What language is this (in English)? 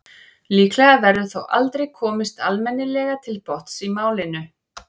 Icelandic